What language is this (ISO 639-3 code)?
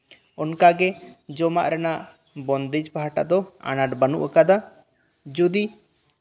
sat